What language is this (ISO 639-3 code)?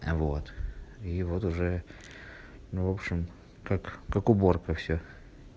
rus